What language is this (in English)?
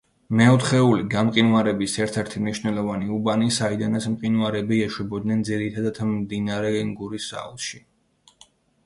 Georgian